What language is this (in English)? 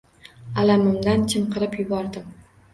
Uzbek